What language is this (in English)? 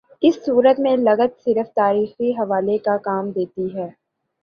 Urdu